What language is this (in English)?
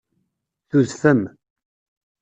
Kabyle